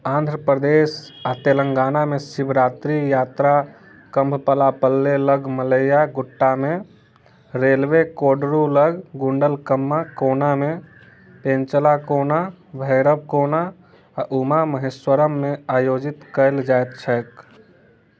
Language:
Maithili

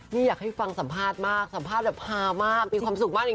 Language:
Thai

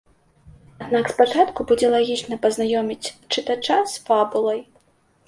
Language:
Belarusian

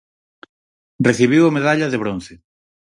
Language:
Galician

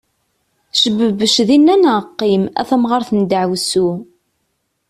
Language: Kabyle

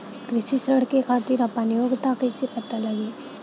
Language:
Bhojpuri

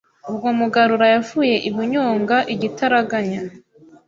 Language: Kinyarwanda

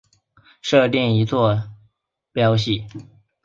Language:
Chinese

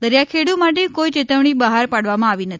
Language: Gujarati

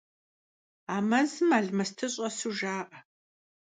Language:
Kabardian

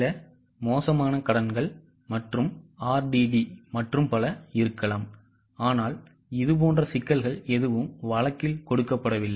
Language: Tamil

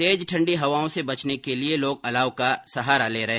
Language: Hindi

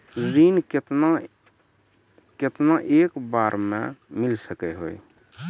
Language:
Maithili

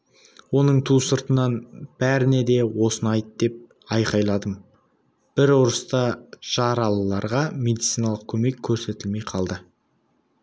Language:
Kazakh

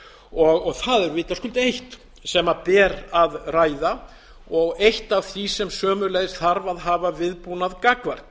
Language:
Icelandic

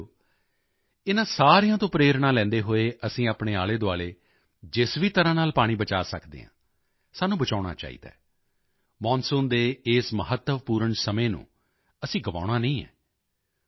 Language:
Punjabi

